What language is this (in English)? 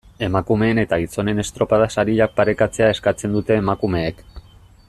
Basque